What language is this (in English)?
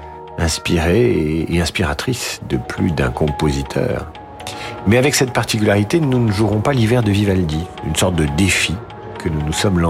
French